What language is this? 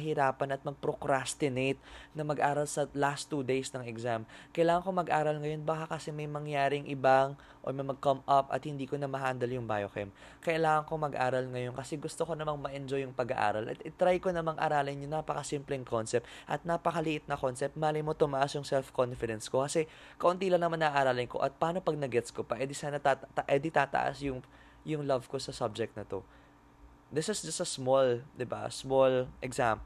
Filipino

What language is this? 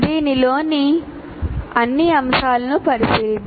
Telugu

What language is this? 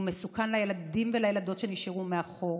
Hebrew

